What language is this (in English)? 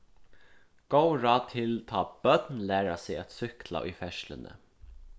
Faroese